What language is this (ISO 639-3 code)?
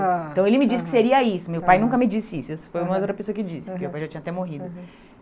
por